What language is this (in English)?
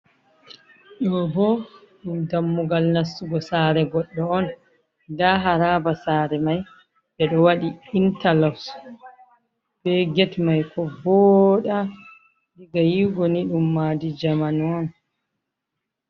Fula